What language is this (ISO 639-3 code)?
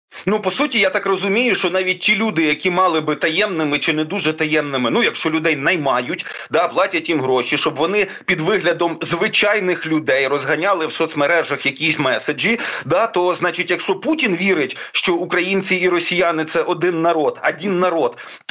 ukr